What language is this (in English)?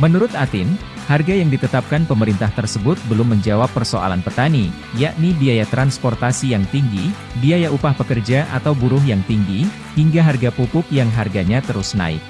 Indonesian